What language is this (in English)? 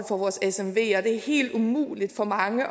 Danish